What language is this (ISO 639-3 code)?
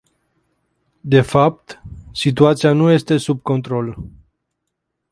ron